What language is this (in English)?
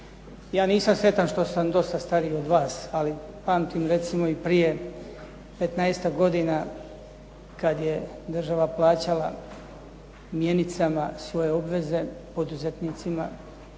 Croatian